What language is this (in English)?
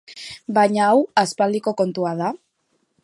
Basque